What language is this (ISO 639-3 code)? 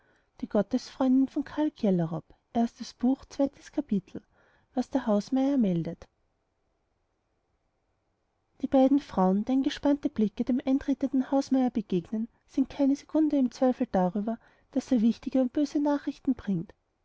deu